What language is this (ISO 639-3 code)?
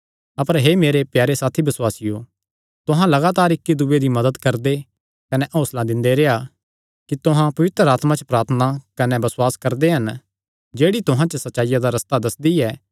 xnr